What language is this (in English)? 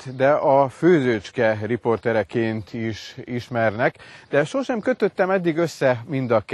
Hungarian